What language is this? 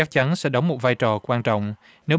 Vietnamese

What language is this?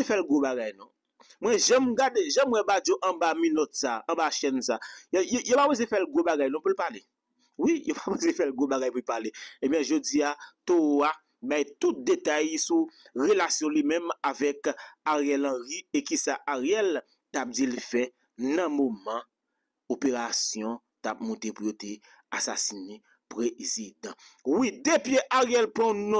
French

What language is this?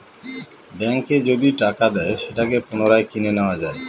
Bangla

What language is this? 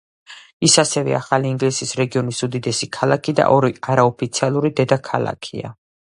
Georgian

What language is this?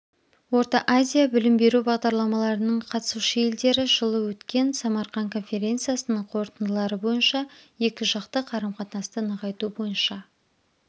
Kazakh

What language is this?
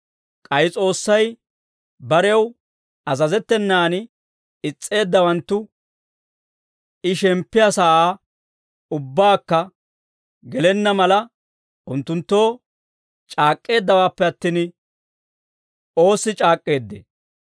Dawro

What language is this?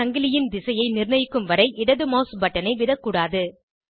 Tamil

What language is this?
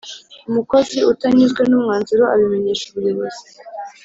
Kinyarwanda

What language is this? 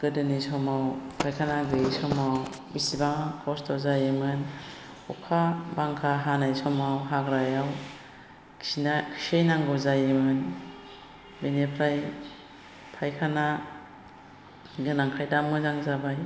Bodo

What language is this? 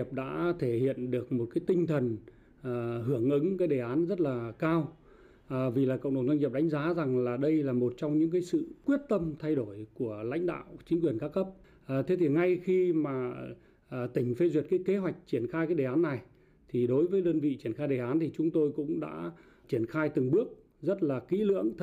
Vietnamese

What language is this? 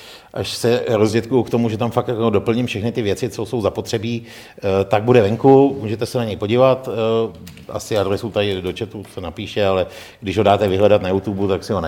Czech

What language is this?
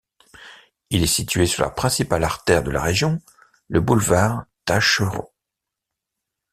French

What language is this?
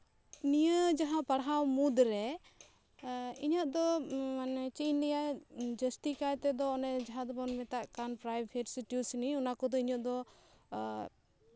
Santali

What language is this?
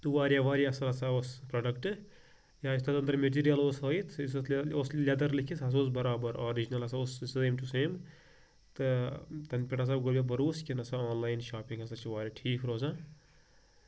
Kashmiri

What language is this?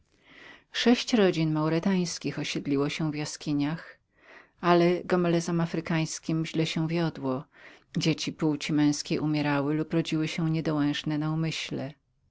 Polish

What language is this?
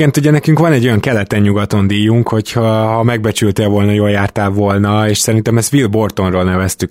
Hungarian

